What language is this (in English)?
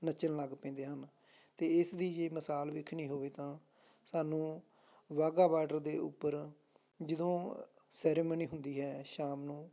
Punjabi